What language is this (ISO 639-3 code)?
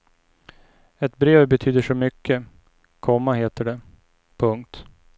swe